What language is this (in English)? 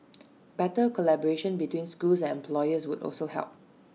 English